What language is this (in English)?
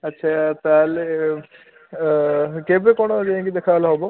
Odia